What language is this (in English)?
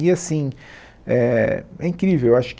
Portuguese